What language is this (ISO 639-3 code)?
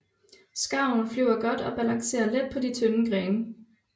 dan